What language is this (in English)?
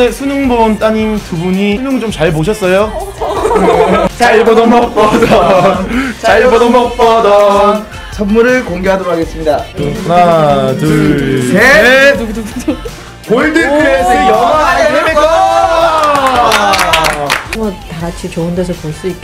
Korean